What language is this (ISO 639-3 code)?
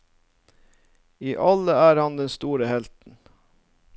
nor